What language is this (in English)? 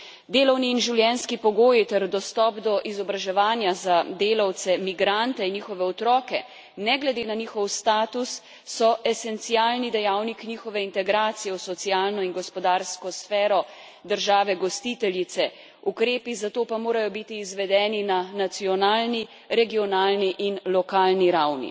Slovenian